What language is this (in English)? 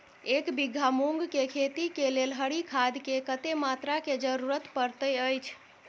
Maithili